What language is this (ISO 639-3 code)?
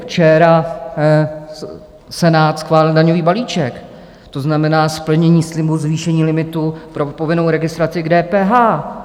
ces